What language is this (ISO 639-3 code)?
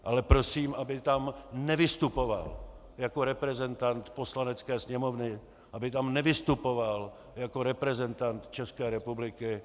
ces